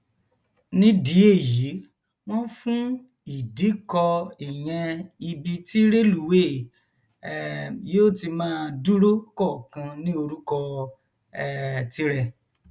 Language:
Yoruba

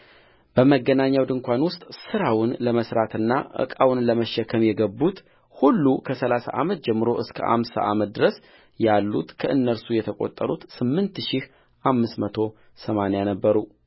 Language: Amharic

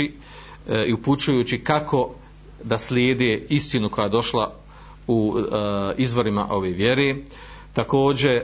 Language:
Croatian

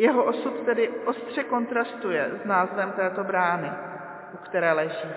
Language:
Czech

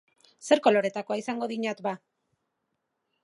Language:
Basque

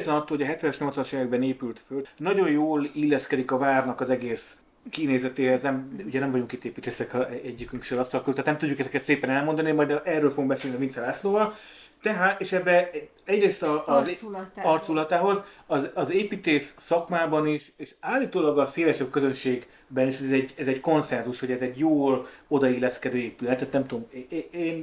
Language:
Hungarian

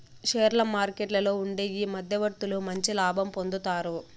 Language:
Telugu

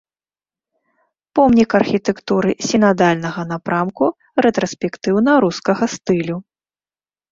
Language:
Belarusian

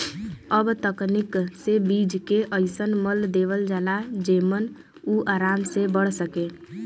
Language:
Bhojpuri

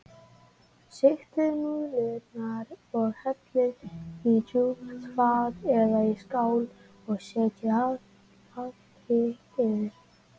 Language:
Icelandic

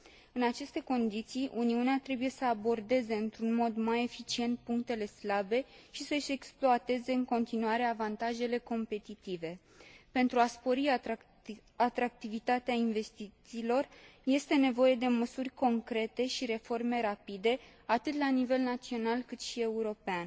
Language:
Romanian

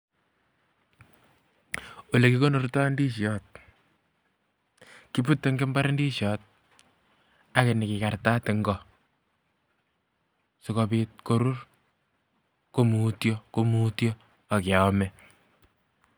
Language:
Kalenjin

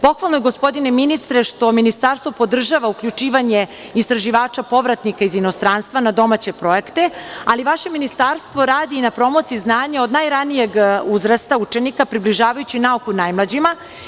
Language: Serbian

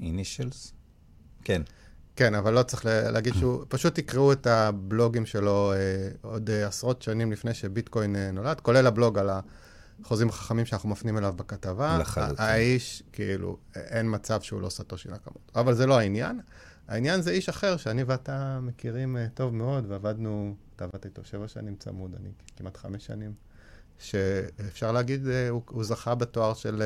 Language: Hebrew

